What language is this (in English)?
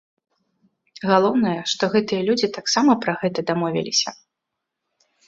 Belarusian